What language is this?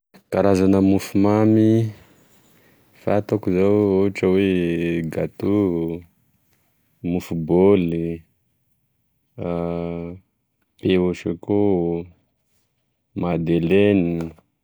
Tesaka Malagasy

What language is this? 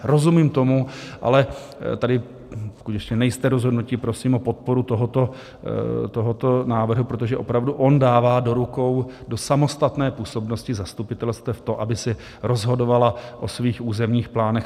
Czech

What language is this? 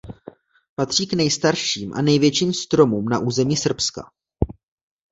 Czech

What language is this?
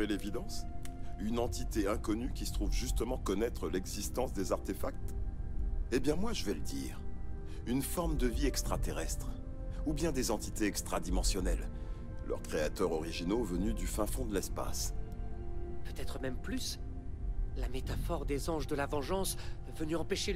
French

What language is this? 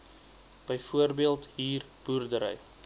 Afrikaans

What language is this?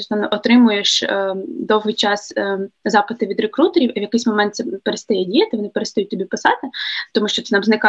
Ukrainian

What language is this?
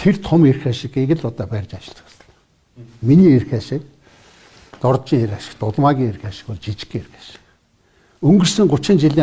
Turkish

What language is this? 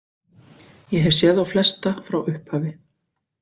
Icelandic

